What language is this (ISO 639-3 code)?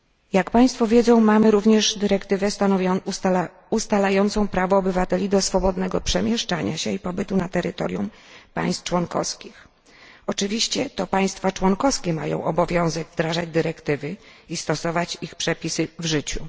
pol